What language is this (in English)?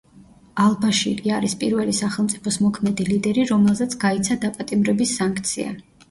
Georgian